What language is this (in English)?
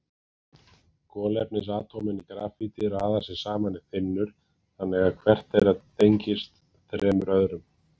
Icelandic